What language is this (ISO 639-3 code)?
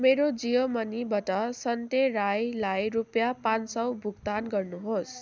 nep